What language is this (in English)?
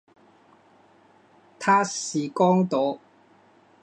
Chinese